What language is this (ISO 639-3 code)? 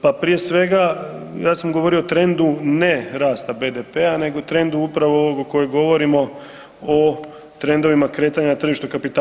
hrv